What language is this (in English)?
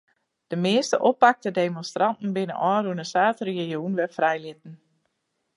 Western Frisian